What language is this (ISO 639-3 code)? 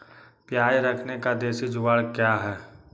mag